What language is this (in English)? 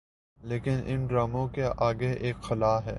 Urdu